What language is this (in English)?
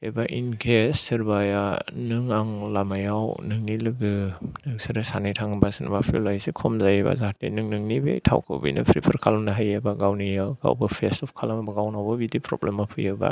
Bodo